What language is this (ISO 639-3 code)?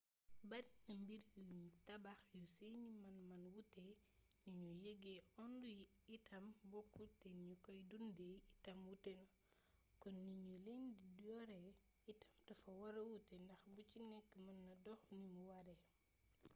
wol